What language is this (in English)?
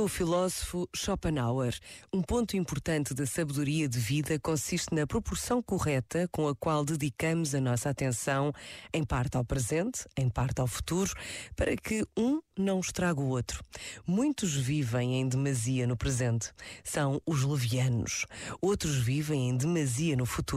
Portuguese